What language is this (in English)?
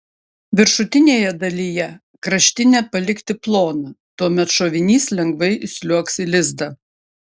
Lithuanian